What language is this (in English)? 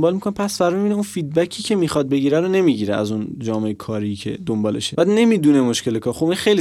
Persian